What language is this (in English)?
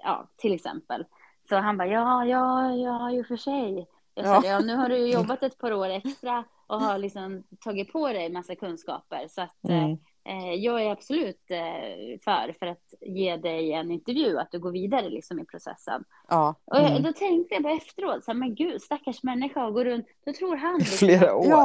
Swedish